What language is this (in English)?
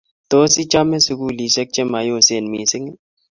Kalenjin